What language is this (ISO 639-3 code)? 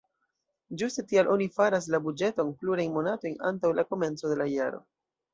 epo